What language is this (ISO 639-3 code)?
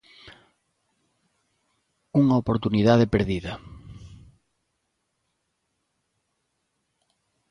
glg